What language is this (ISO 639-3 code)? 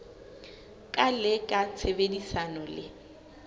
sot